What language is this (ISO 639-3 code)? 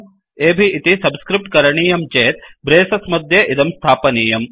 san